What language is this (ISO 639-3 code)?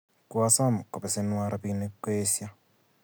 kln